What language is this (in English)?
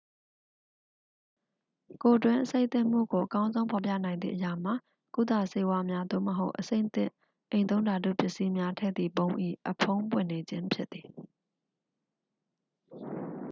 Burmese